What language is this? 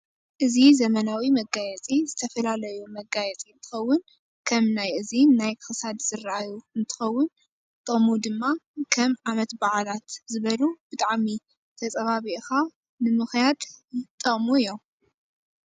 Tigrinya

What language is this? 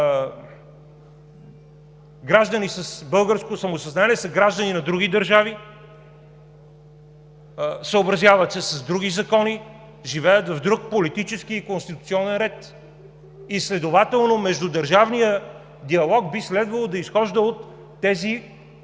Bulgarian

